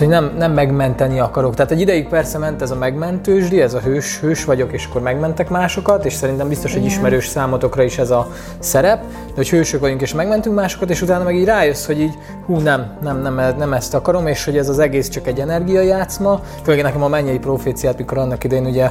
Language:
Hungarian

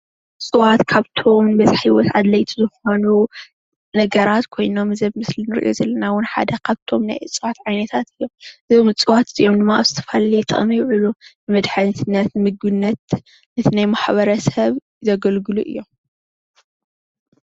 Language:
Tigrinya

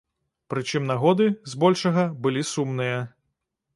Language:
Belarusian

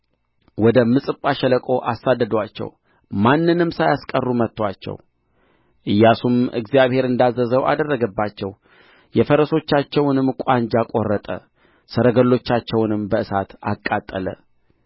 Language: Amharic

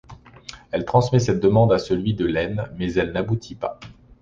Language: French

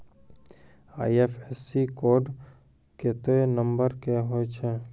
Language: Maithili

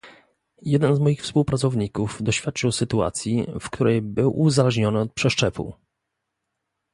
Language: Polish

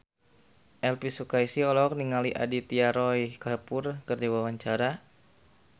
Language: Sundanese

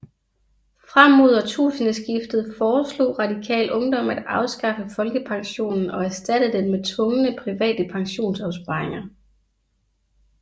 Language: Danish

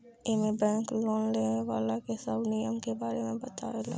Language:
Bhojpuri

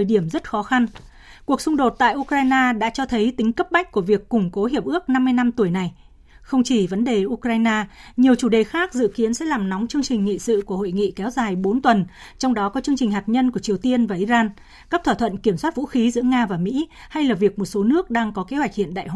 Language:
Vietnamese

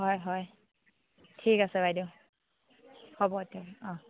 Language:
Assamese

